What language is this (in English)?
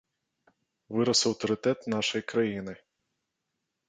Belarusian